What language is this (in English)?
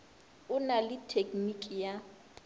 Northern Sotho